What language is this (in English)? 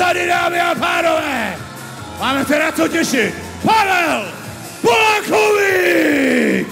Czech